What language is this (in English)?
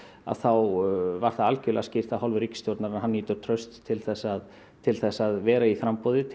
Icelandic